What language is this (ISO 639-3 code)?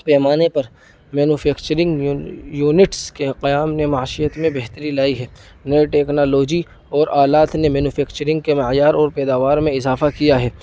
urd